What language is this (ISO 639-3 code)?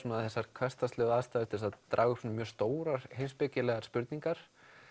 isl